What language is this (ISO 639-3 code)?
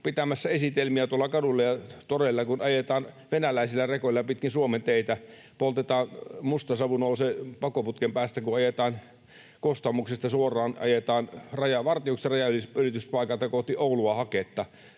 fin